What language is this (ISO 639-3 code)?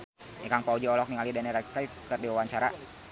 sun